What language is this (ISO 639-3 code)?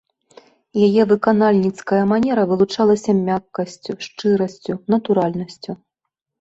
bel